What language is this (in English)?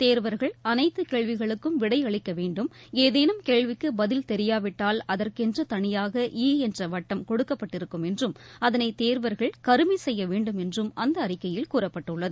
Tamil